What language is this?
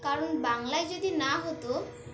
Bangla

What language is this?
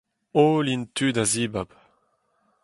Breton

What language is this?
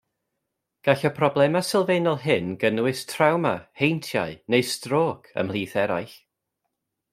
Welsh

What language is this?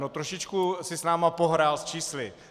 Czech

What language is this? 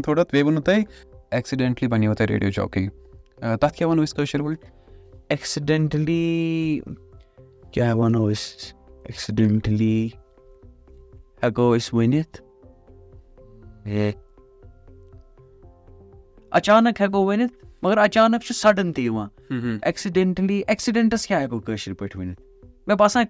Urdu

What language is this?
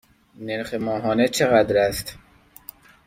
Persian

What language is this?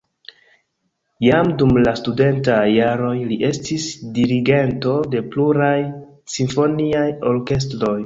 Esperanto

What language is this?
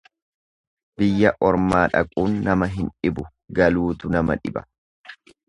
Oromo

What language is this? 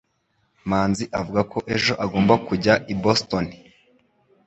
Kinyarwanda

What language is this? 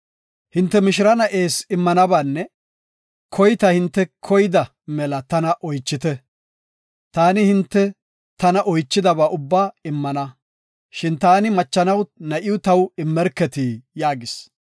Gofa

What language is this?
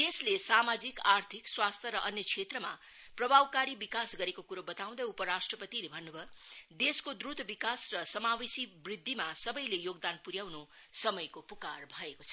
Nepali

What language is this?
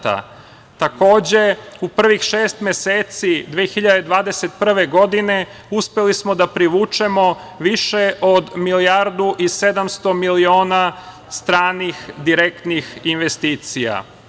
Serbian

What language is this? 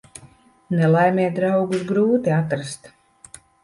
Latvian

